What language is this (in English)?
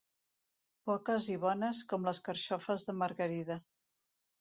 Catalan